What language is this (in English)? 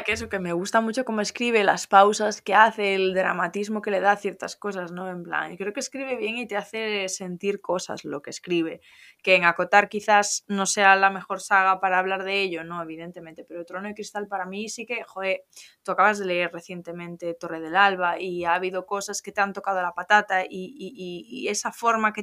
Spanish